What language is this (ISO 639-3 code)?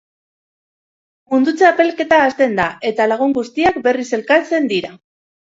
eus